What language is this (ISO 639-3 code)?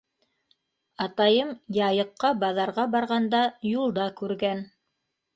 bak